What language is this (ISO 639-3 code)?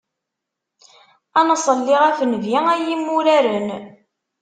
kab